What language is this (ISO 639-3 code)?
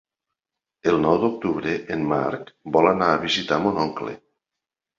cat